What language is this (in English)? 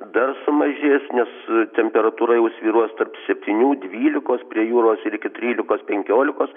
Lithuanian